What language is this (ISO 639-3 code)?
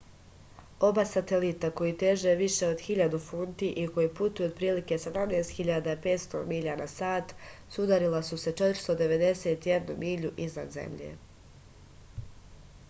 srp